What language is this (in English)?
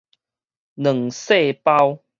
Min Nan Chinese